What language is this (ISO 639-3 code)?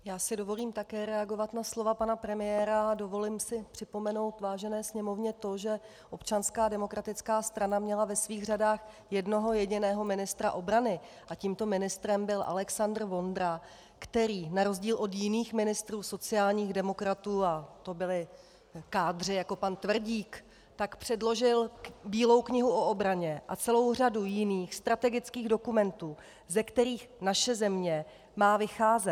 ces